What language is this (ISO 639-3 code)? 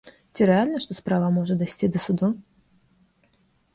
bel